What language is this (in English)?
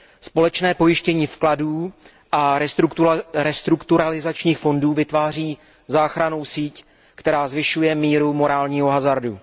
Czech